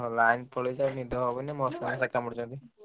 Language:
Odia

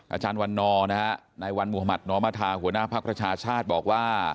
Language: Thai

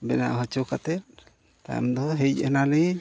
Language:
Santali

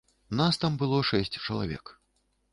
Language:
Belarusian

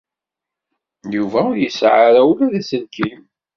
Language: Kabyle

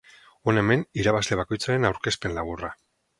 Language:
Basque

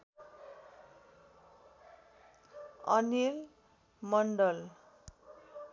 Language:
Nepali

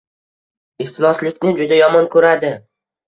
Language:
Uzbek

